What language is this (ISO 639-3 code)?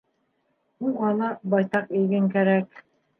bak